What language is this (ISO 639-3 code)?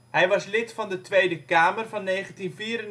nld